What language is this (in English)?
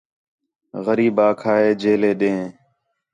Khetrani